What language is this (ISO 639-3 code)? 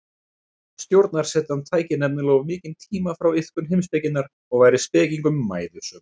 isl